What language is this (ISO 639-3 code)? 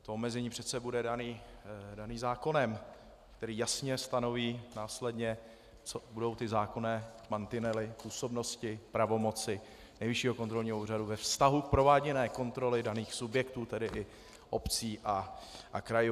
ces